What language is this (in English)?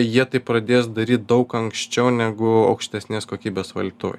Lithuanian